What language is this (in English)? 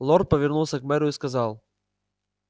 Russian